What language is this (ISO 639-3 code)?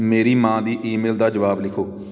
pan